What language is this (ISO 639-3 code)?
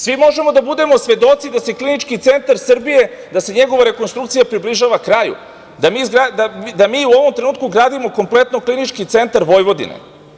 srp